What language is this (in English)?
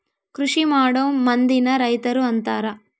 Kannada